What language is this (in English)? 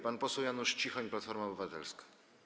Polish